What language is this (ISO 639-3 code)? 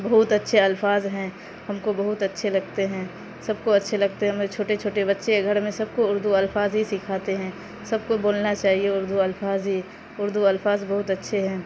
urd